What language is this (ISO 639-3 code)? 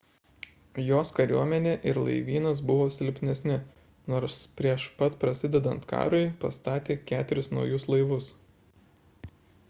lit